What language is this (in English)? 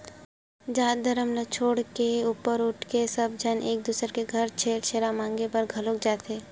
Chhattisgarhi